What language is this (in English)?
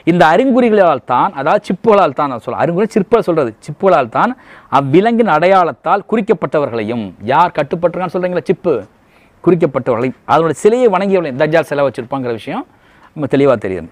Tamil